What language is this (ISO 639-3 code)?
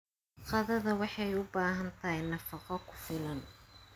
som